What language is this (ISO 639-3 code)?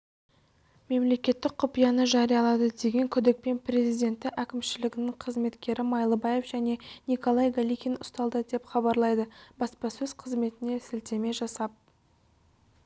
kaz